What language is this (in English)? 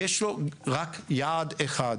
Hebrew